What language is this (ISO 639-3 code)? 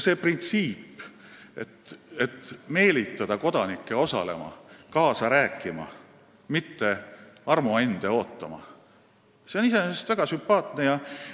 est